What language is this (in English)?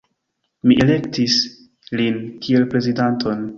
Esperanto